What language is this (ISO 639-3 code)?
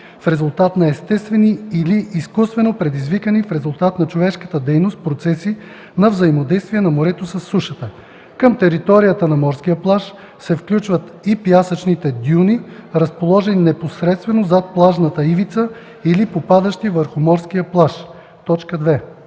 bul